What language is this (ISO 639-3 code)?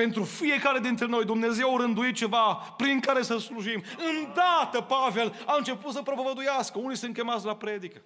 ron